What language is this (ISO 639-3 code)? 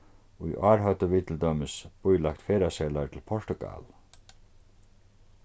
fao